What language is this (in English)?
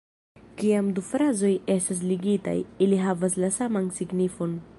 Esperanto